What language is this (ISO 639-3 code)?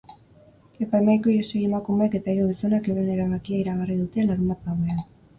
eus